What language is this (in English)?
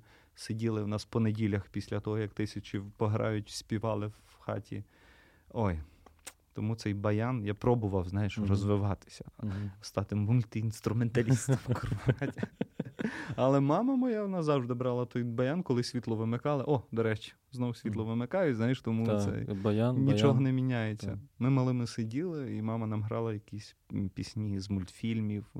Ukrainian